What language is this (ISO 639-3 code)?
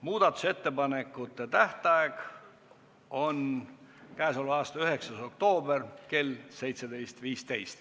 est